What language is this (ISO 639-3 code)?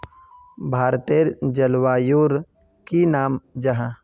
mag